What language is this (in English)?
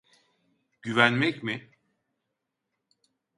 Turkish